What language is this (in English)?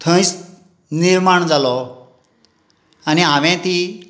Konkani